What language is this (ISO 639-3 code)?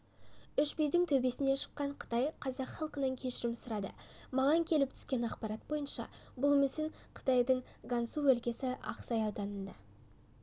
kaz